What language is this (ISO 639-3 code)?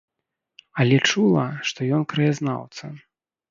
bel